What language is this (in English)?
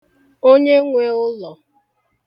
Igbo